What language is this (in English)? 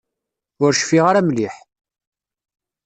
Kabyle